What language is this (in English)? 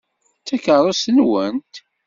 Kabyle